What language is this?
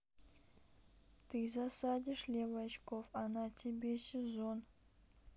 Russian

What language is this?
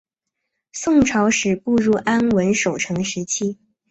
Chinese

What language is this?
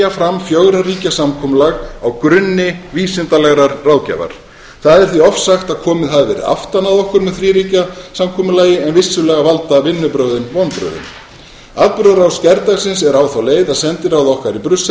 Icelandic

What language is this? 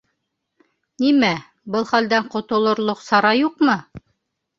Bashkir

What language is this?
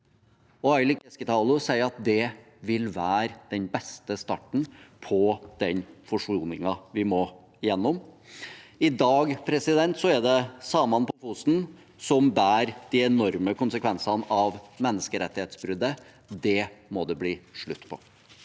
Norwegian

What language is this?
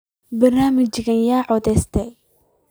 Somali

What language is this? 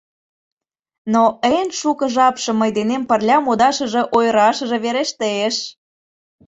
Mari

